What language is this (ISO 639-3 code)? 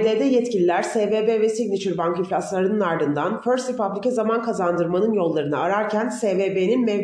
tur